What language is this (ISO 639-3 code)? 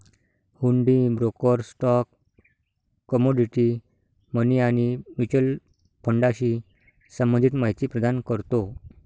mar